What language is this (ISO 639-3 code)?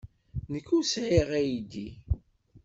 kab